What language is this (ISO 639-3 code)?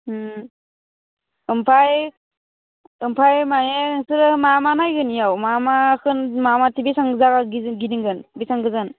brx